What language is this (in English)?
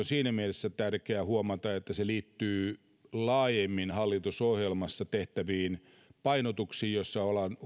Finnish